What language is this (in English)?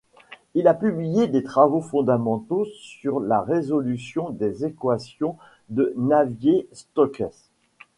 French